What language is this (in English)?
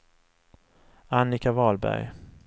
Swedish